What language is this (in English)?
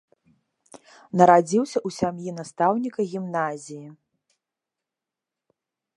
Belarusian